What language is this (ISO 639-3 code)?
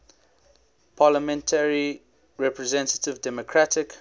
eng